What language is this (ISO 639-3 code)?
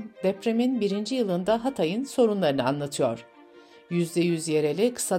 tur